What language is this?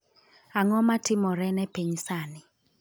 Luo (Kenya and Tanzania)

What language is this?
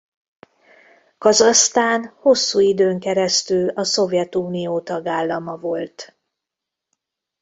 Hungarian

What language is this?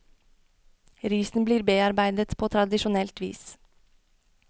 Norwegian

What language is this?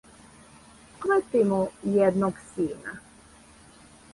Serbian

